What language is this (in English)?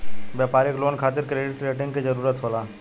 Bhojpuri